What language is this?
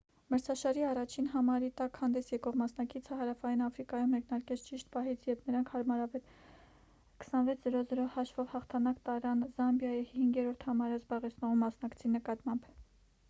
Armenian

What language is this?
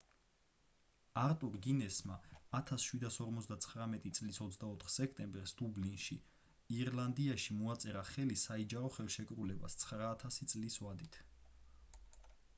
Georgian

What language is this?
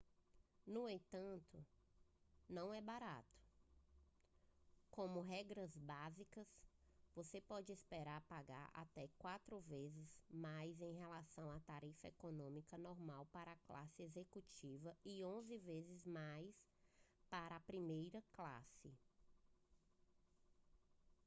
Portuguese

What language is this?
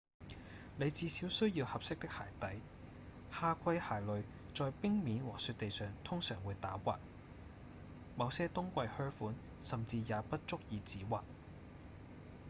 Cantonese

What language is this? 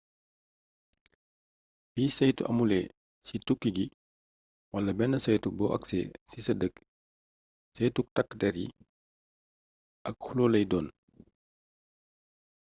Wolof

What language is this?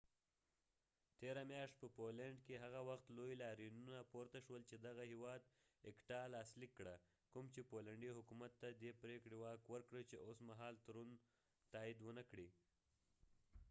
Pashto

